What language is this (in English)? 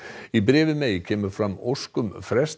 Icelandic